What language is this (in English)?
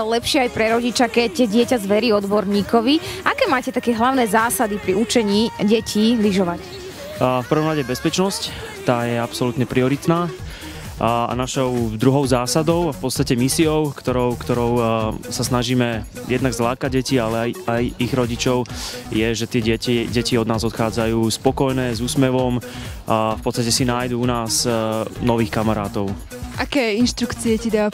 Slovak